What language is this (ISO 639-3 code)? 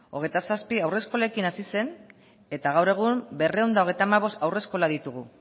eus